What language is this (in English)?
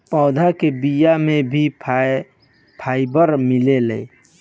Bhojpuri